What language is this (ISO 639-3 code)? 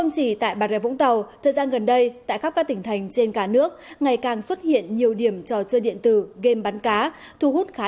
vie